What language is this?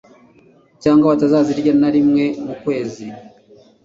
Kinyarwanda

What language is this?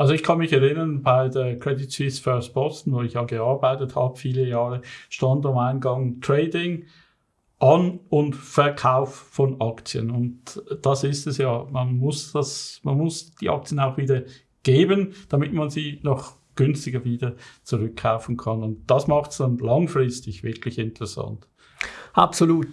German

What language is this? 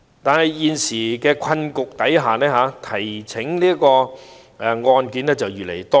Cantonese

